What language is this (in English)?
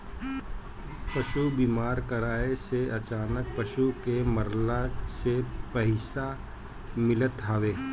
Bhojpuri